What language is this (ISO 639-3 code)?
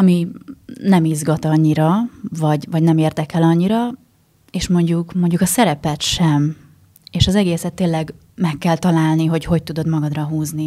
hun